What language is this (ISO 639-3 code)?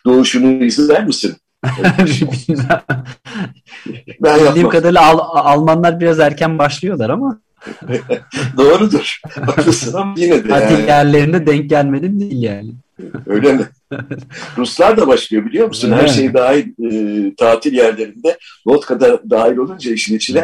tur